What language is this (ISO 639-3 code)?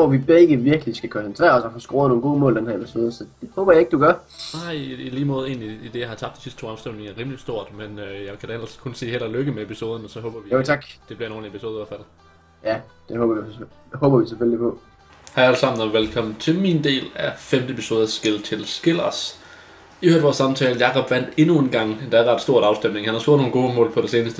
dan